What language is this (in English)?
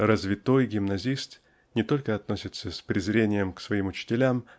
Russian